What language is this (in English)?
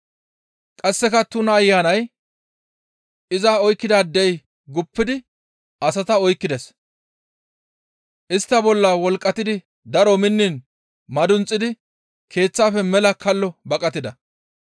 Gamo